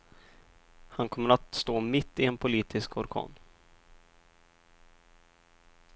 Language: Swedish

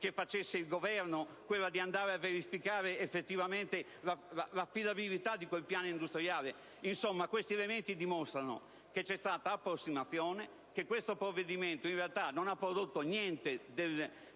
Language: Italian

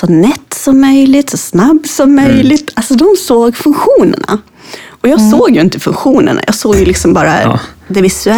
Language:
Swedish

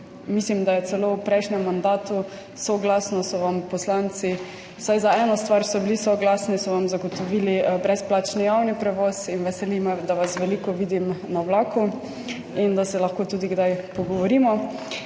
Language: Slovenian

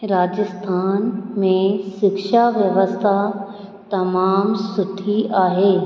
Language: Sindhi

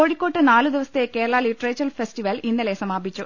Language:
Malayalam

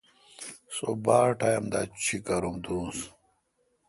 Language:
Kalkoti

